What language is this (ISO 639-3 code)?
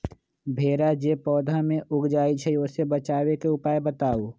mag